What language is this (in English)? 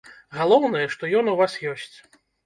Belarusian